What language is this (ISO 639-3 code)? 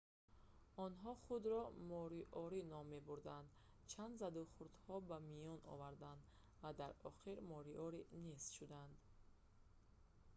tgk